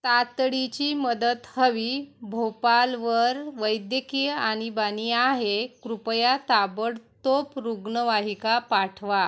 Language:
Marathi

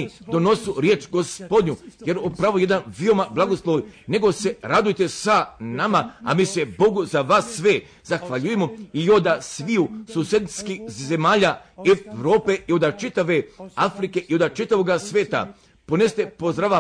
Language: Croatian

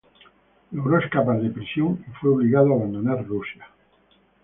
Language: Spanish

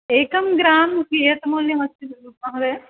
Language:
Sanskrit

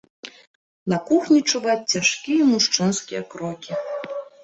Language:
Belarusian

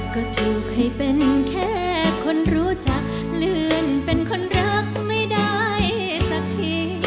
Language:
Thai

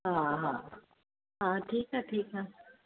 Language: Sindhi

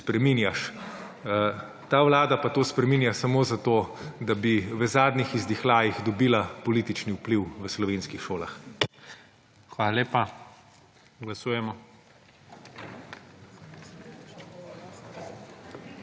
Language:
Slovenian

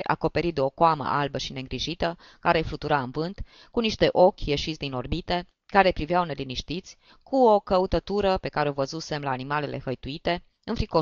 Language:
Romanian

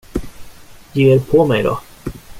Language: Swedish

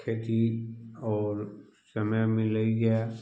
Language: Maithili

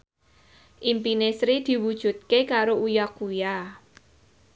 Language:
Javanese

